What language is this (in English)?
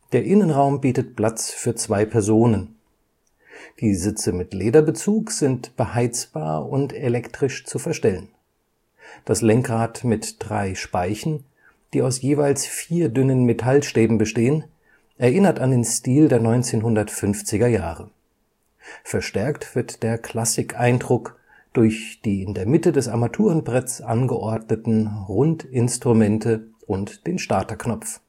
German